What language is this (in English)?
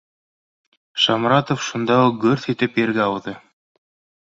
Bashkir